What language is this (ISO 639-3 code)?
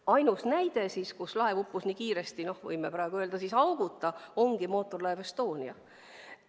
est